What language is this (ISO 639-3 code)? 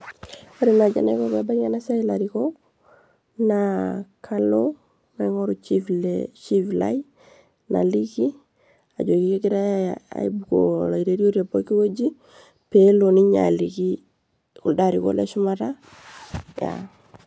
mas